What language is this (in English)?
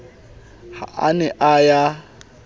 Southern Sotho